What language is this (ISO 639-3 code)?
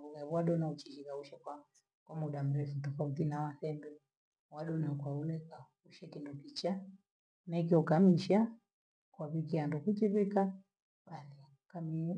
gwe